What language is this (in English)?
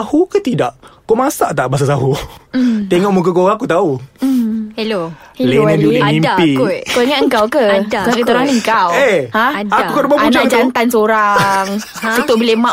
Malay